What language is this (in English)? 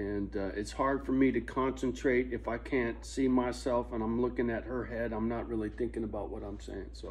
English